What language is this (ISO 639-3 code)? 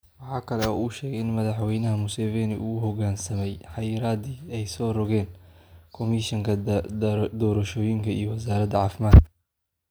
som